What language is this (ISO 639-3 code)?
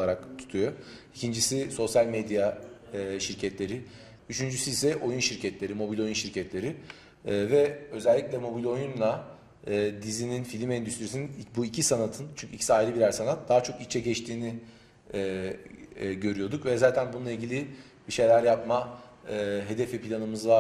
tur